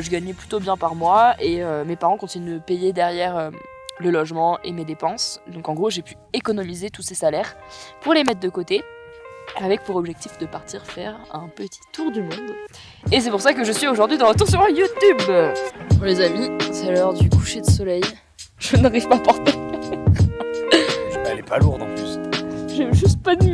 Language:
French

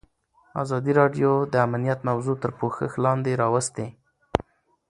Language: Pashto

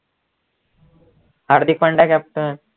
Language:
Marathi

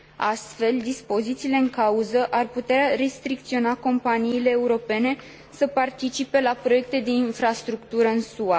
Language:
Romanian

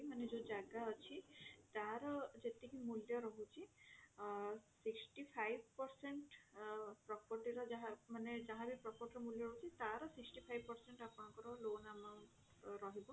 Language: Odia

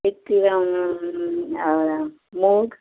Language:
Konkani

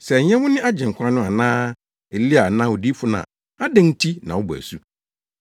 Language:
Akan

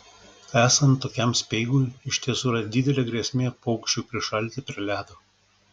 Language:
Lithuanian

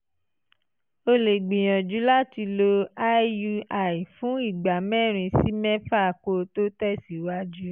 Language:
Yoruba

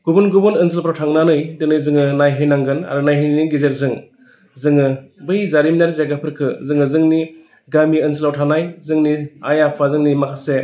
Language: Bodo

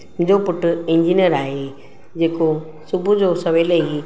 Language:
Sindhi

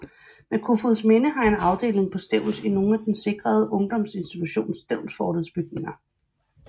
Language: Danish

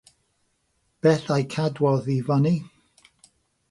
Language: Welsh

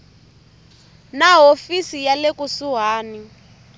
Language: Tsonga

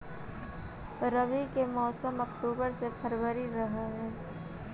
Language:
Magahi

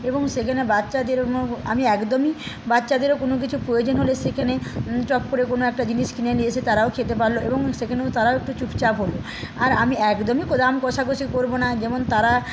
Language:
Bangla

